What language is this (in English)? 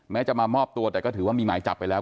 Thai